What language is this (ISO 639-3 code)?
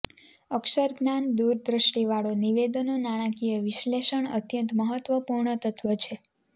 guj